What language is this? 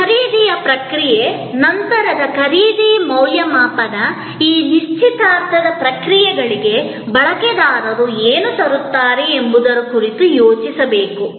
Kannada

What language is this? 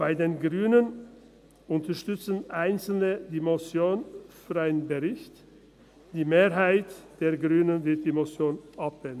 Swiss German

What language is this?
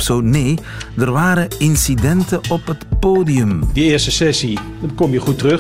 Dutch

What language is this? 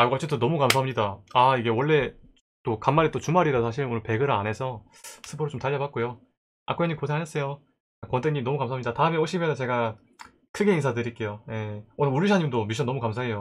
Korean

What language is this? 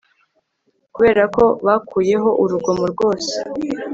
Kinyarwanda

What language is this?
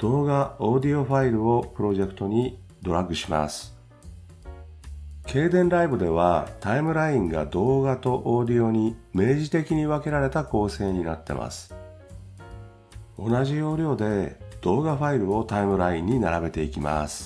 Japanese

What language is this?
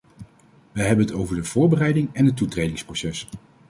Dutch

